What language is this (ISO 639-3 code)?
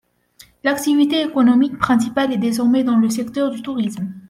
fra